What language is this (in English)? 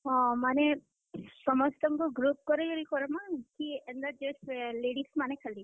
Odia